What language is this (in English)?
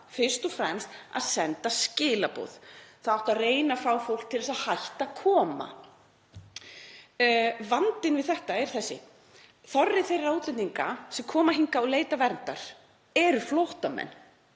Icelandic